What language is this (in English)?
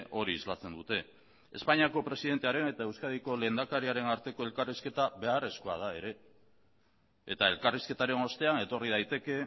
Basque